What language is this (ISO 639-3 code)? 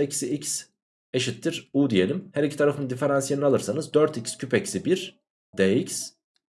tur